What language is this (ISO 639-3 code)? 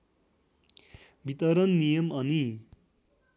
nep